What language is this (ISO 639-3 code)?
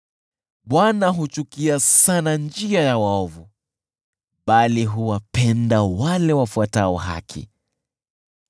swa